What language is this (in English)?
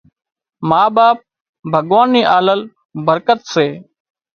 Wadiyara Koli